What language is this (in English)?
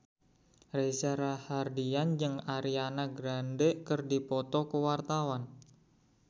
Sundanese